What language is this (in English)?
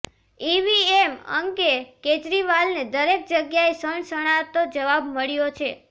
Gujarati